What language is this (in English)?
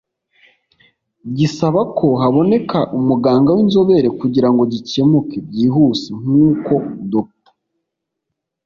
Kinyarwanda